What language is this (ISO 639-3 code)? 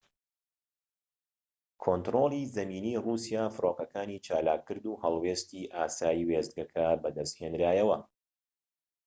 ckb